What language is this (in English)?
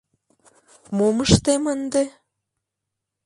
Mari